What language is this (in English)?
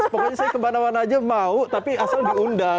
Indonesian